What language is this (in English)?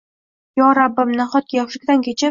Uzbek